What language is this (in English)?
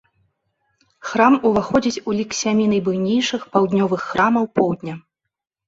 Belarusian